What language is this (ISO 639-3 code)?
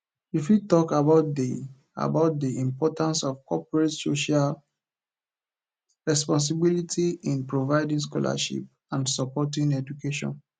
pcm